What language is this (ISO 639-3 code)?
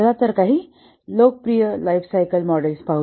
mar